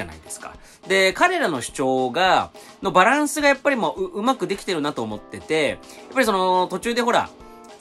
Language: Japanese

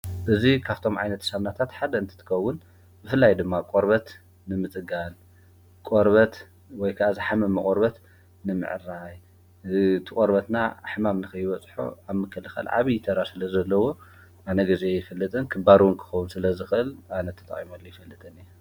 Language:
Tigrinya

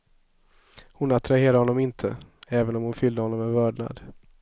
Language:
Swedish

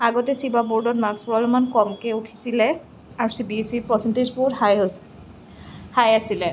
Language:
Assamese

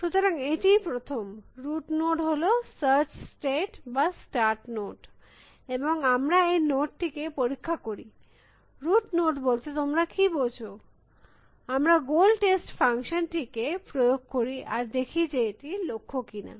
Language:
Bangla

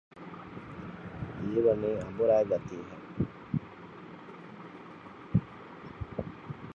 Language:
Divehi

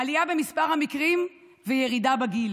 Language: Hebrew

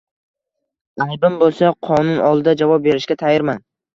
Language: Uzbek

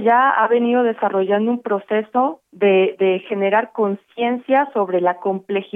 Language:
Spanish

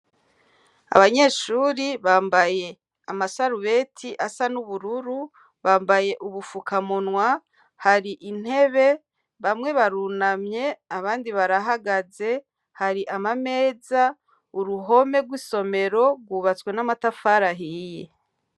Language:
Rundi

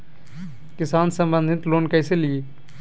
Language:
Magahi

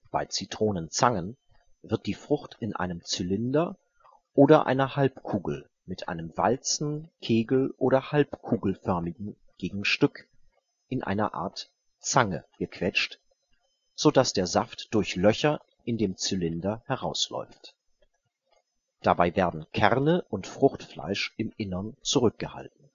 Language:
German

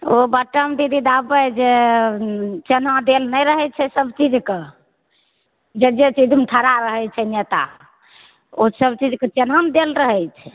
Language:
Maithili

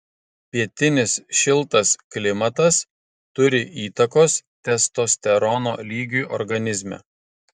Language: Lithuanian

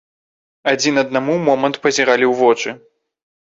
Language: Belarusian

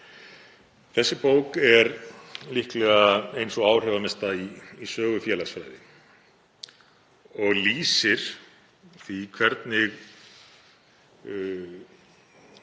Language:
Icelandic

